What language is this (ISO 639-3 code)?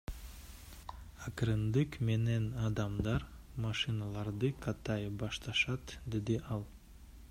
kir